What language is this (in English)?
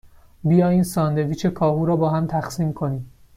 Persian